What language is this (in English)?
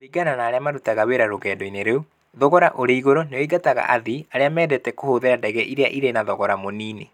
Kikuyu